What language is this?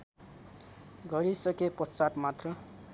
Nepali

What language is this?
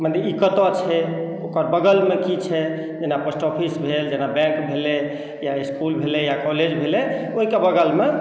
Maithili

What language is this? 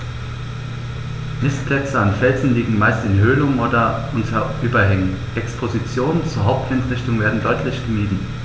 German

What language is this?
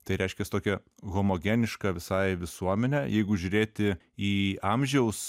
Lithuanian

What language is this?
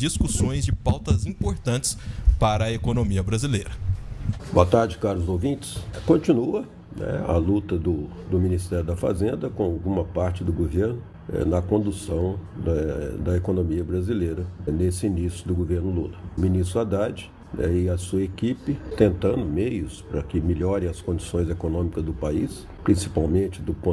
Portuguese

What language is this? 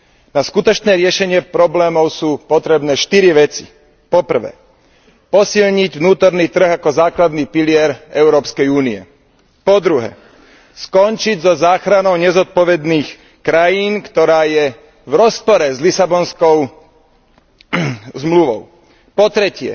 Slovak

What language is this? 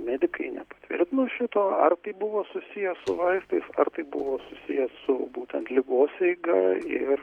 Lithuanian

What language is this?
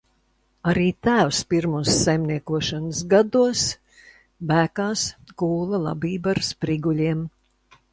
Latvian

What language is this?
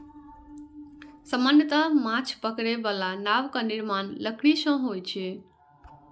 Maithili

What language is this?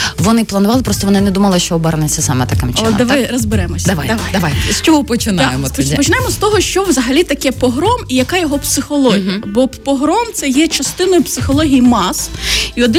Ukrainian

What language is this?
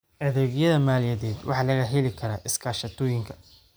Somali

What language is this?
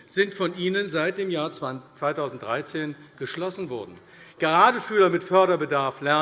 German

